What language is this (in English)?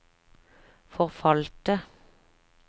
Norwegian